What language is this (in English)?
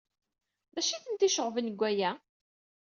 Kabyle